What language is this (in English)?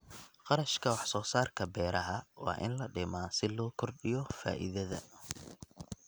Somali